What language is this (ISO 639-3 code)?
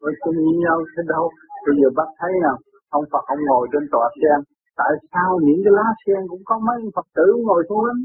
vie